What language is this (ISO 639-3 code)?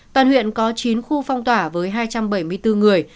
vie